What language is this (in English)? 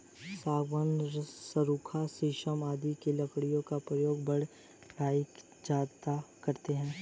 Hindi